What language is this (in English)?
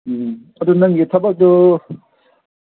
Manipuri